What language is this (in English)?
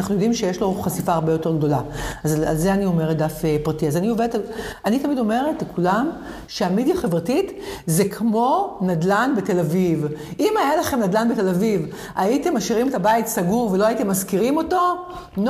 Hebrew